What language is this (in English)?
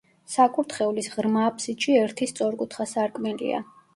Georgian